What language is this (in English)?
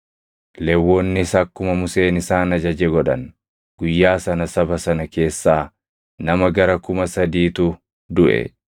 Oromo